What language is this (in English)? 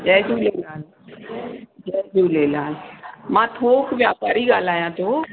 Sindhi